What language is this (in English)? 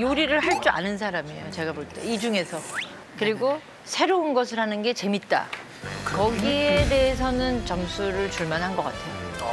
Korean